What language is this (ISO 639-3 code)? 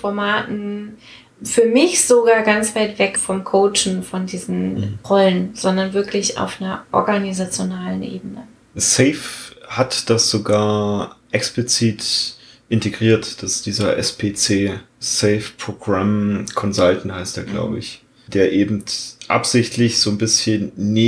deu